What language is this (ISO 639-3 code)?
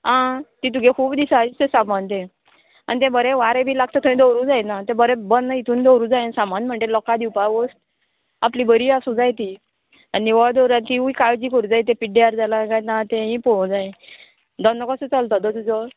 kok